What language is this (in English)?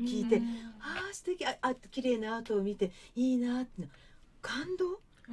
Japanese